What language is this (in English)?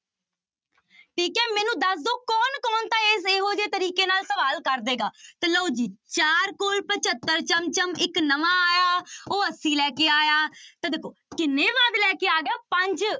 Punjabi